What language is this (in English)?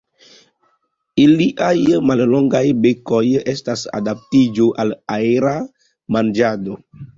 Esperanto